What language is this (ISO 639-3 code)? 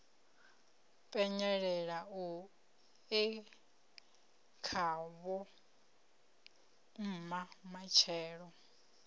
ven